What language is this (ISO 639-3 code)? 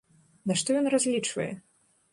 bel